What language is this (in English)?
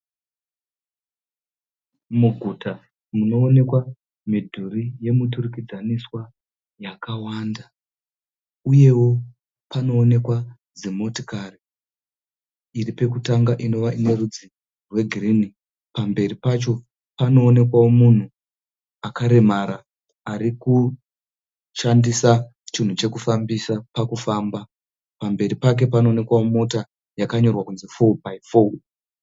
Shona